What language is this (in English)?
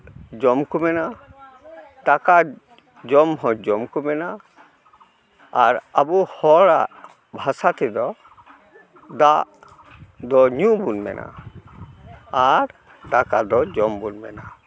Santali